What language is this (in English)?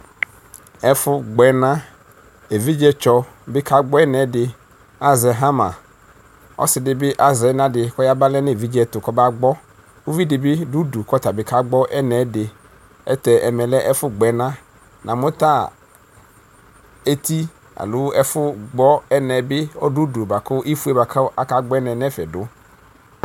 Ikposo